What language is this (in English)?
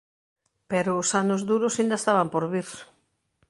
Galician